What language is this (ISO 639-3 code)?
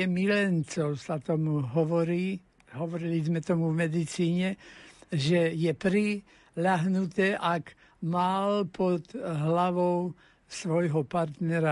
slk